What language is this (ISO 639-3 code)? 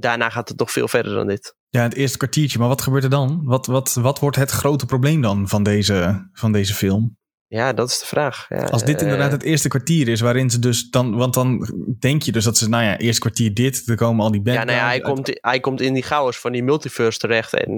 nld